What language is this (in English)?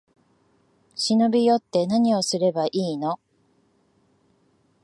Japanese